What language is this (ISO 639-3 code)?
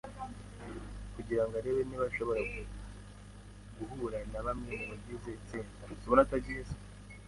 kin